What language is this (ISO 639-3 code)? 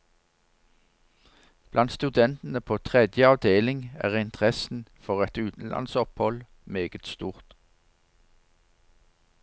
nor